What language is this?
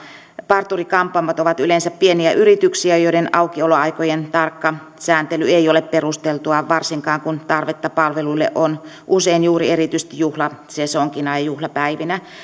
Finnish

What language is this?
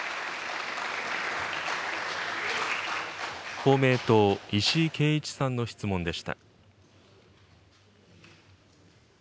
Japanese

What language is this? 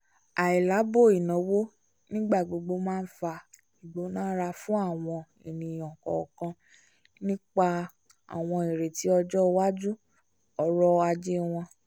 Yoruba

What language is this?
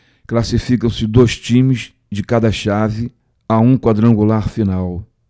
Portuguese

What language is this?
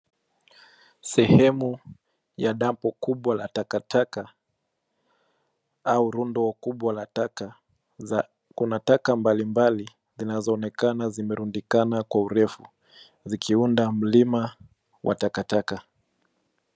Swahili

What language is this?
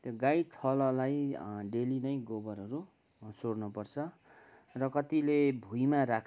Nepali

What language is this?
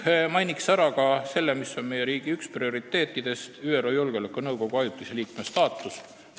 Estonian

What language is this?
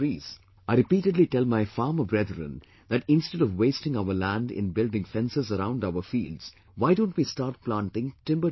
English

